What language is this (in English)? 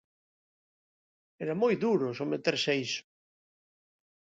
Galician